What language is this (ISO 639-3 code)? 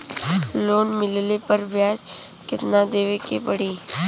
bho